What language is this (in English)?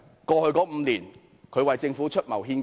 Cantonese